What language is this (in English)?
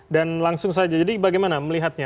Indonesian